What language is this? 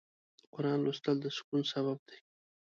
Pashto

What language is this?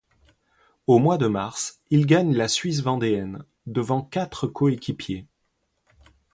French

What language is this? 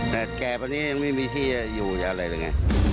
Thai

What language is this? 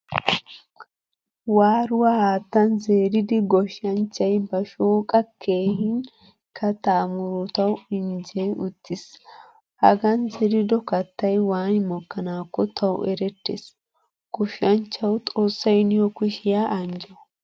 Wolaytta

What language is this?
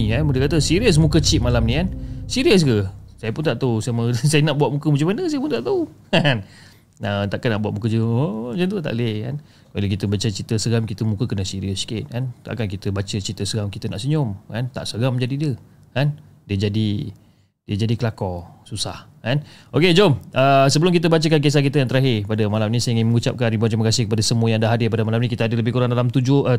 Malay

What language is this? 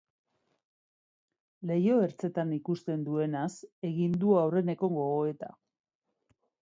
Basque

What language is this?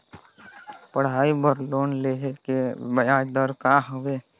Chhattisgarhi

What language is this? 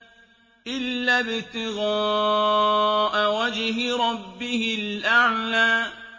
Arabic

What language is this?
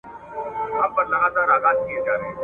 Pashto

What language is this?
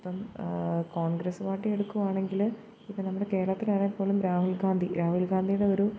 Malayalam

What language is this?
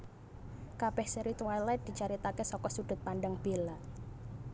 Javanese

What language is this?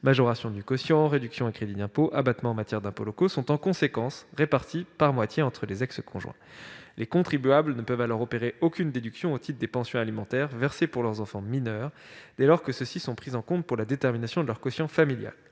French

